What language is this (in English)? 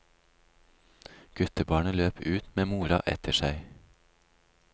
Norwegian